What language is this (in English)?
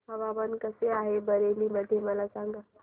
Marathi